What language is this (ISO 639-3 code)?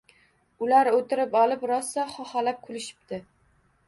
uzb